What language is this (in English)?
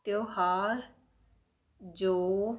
Punjabi